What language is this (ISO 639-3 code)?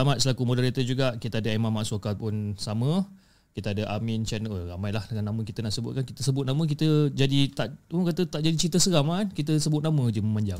msa